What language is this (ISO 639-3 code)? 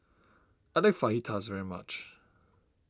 eng